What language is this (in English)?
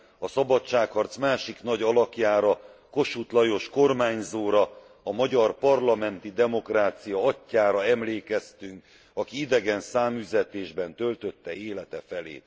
Hungarian